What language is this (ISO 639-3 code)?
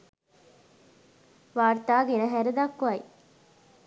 sin